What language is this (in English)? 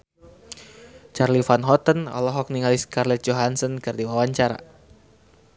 Sundanese